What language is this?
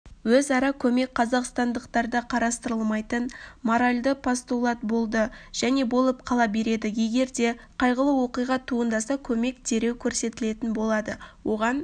Kazakh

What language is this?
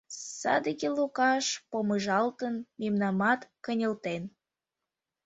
Mari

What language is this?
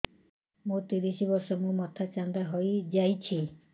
Odia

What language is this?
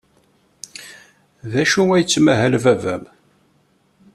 Kabyle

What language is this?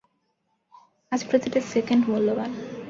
Bangla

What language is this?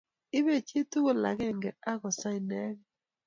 Kalenjin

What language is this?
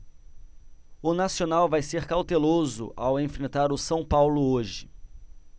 Portuguese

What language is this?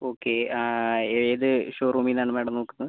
Malayalam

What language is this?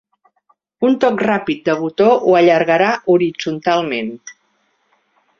Catalan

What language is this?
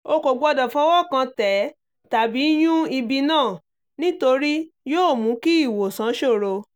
Yoruba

